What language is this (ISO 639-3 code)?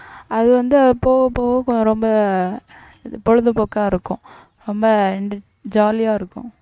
tam